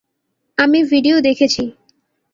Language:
Bangla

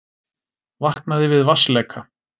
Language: Icelandic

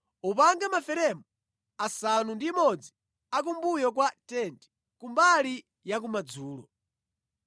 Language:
Nyanja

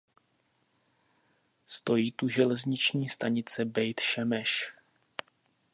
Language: Czech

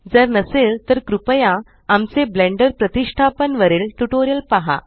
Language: Marathi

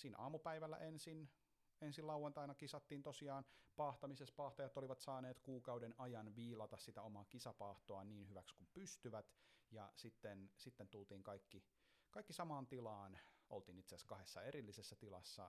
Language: Finnish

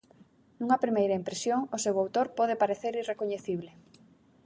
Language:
Galician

